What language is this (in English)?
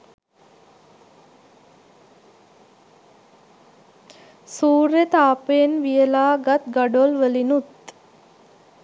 Sinhala